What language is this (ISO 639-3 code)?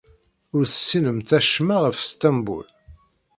kab